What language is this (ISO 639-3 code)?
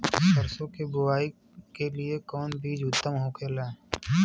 bho